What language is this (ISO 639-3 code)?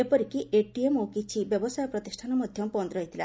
ori